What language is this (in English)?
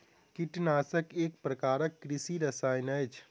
Maithili